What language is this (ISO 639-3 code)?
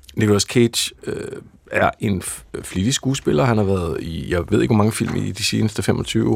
dan